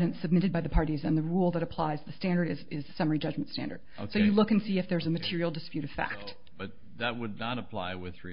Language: English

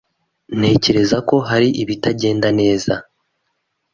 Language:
Kinyarwanda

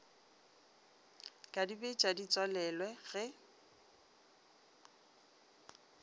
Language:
Northern Sotho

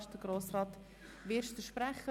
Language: Swiss German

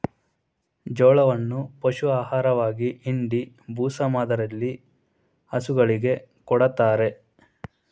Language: Kannada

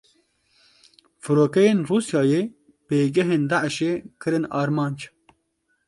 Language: Kurdish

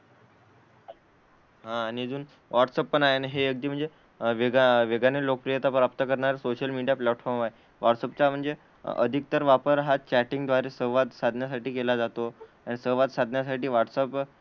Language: Marathi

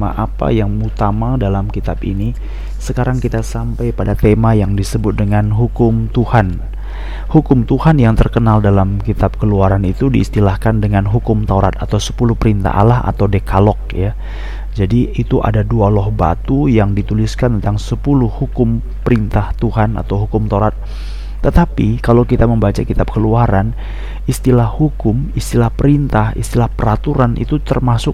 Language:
Indonesian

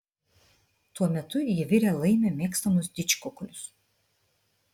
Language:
Lithuanian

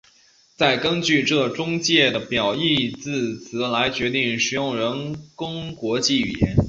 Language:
Chinese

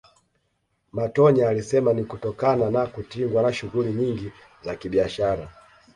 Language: Swahili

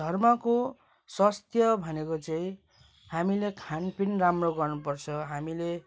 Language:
Nepali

